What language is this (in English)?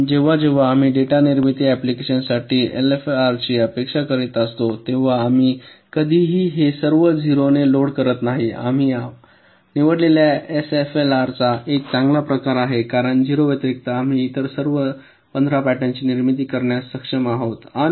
Marathi